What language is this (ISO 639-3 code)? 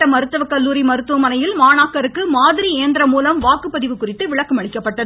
tam